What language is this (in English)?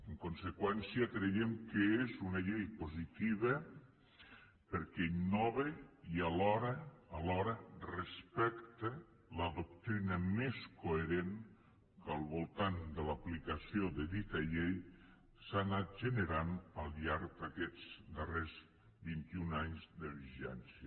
Catalan